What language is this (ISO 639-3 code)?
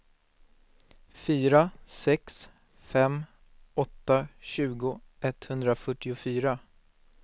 swe